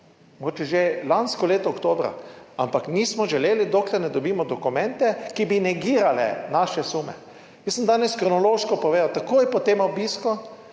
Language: Slovenian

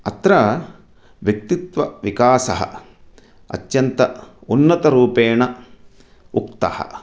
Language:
Sanskrit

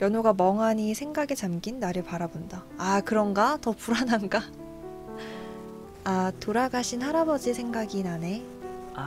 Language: Korean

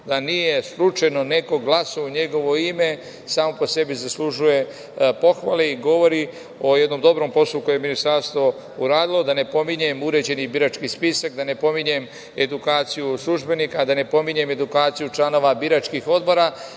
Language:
Serbian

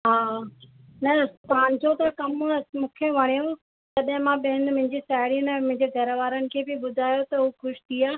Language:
Sindhi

